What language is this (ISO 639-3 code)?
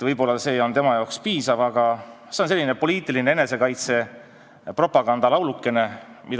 est